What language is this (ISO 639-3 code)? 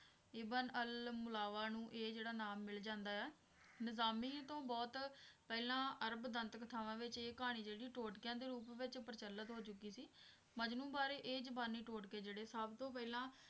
pan